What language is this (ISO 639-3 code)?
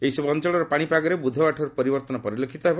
ori